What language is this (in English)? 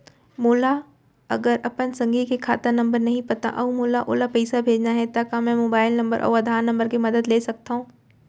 Chhattisgarhi